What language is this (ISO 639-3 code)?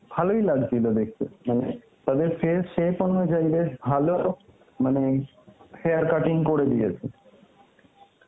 ben